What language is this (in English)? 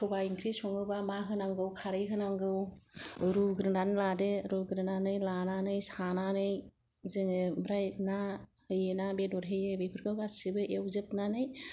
Bodo